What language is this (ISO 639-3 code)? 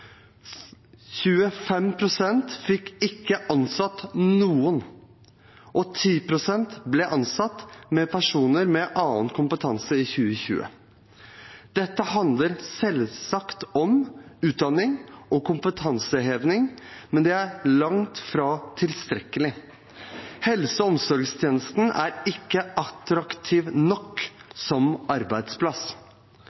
nob